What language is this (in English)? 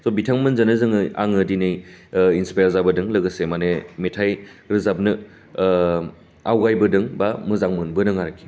Bodo